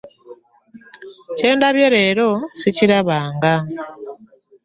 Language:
Ganda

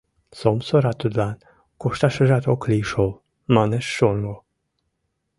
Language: Mari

